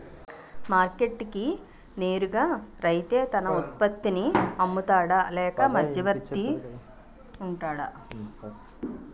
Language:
Telugu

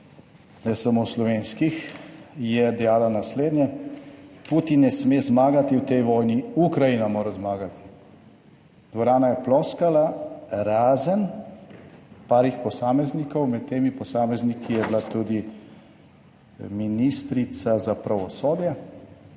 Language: Slovenian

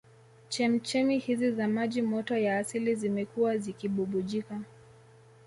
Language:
Swahili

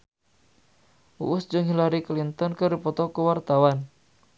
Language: Sundanese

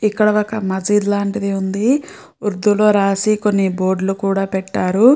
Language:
Telugu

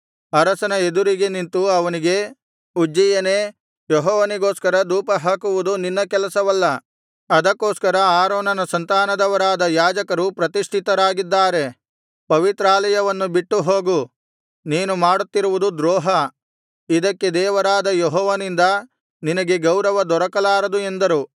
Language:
Kannada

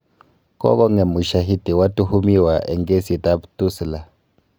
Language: Kalenjin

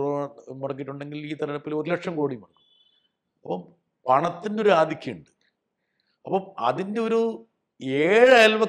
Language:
Malayalam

